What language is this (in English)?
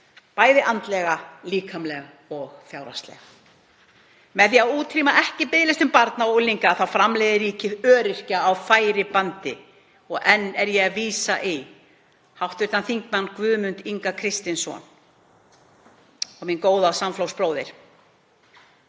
Icelandic